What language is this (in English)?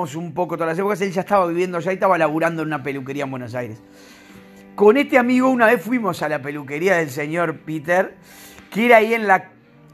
Spanish